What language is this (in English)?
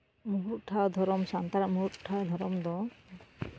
Santali